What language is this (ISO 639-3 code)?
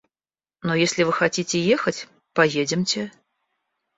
rus